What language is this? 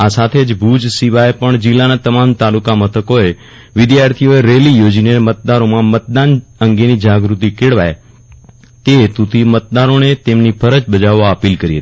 Gujarati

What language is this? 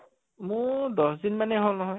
Assamese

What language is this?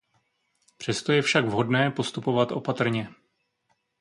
Czech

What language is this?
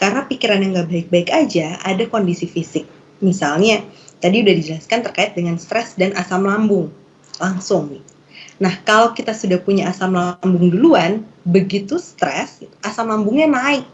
Indonesian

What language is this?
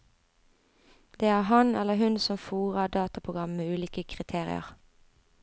Norwegian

